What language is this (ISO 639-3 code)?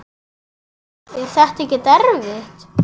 isl